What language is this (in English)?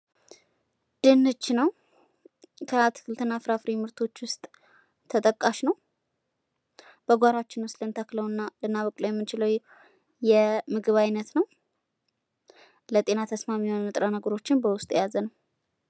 Amharic